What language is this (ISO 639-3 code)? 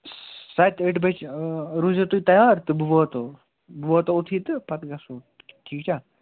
kas